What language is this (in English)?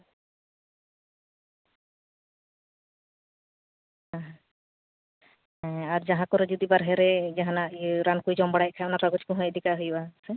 Santali